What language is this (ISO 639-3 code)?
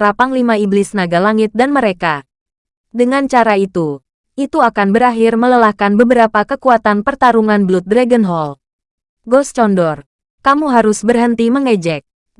ind